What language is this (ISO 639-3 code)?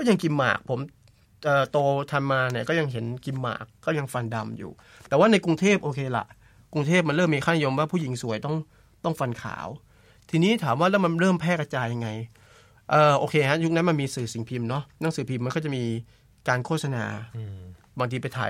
tha